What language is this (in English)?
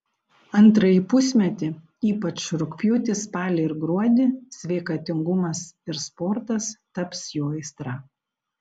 Lithuanian